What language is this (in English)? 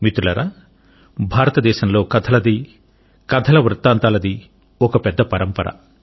Telugu